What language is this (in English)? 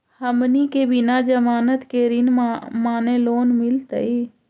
Magahi